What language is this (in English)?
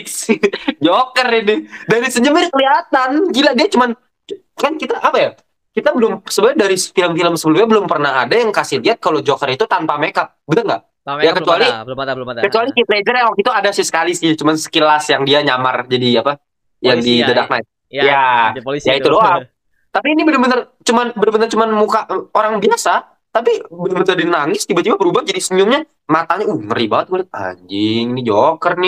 Indonesian